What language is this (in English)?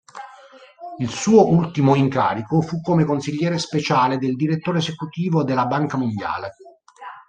Italian